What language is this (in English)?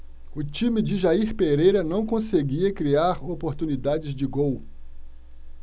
Portuguese